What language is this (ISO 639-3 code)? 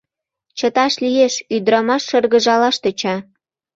chm